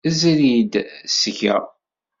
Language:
Kabyle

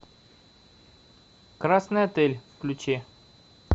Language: Russian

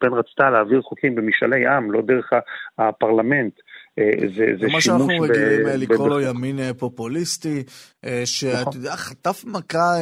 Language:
Hebrew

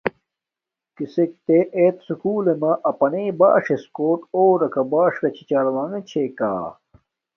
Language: Domaaki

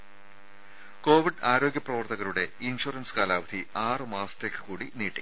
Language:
Malayalam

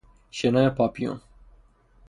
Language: Persian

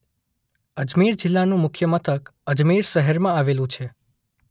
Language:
Gujarati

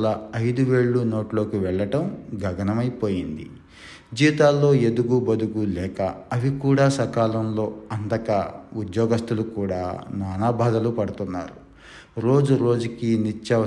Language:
Telugu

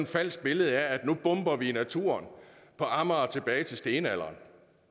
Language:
Danish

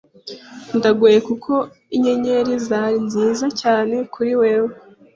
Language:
Kinyarwanda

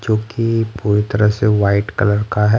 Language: Hindi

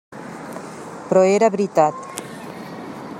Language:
Catalan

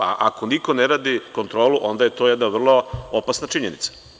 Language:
Serbian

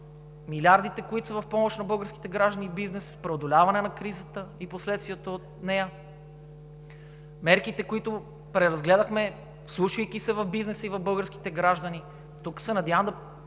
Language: Bulgarian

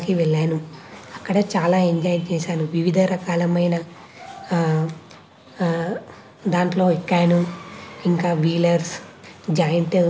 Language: Telugu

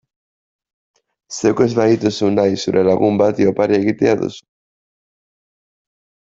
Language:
Basque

